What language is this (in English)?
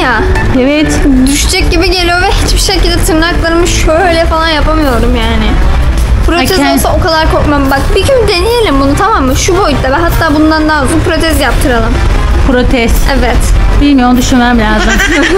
Turkish